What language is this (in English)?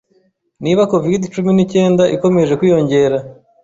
Kinyarwanda